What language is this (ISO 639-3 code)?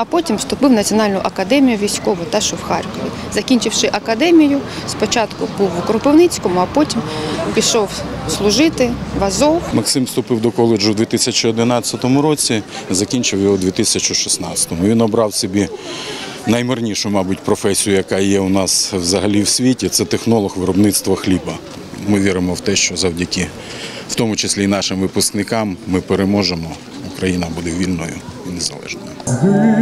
ukr